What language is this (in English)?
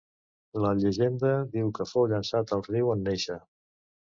Catalan